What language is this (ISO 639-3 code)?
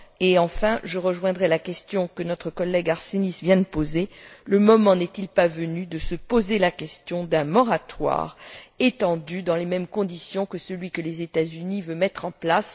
fra